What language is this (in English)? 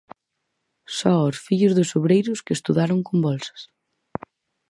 Galician